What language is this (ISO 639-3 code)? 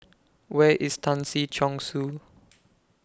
eng